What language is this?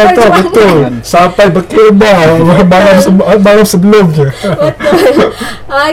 Malay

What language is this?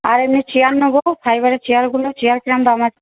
Bangla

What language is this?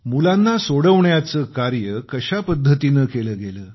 Marathi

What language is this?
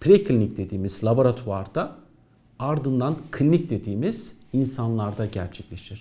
Turkish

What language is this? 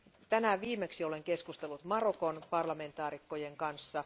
Finnish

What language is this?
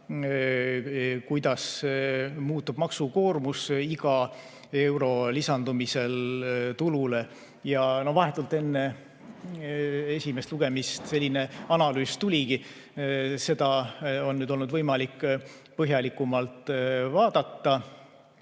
Estonian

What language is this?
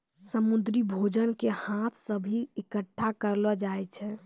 Maithili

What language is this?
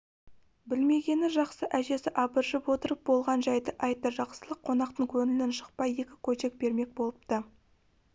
Kazakh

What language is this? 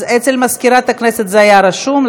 Hebrew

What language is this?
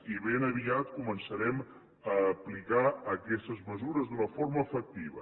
Catalan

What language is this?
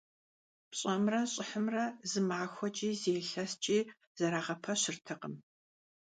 Kabardian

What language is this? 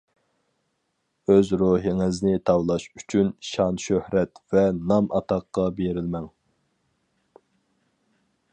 Uyghur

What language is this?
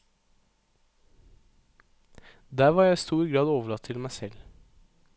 Norwegian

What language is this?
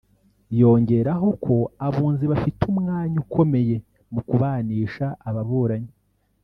Kinyarwanda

